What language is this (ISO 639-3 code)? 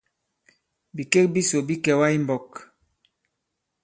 abb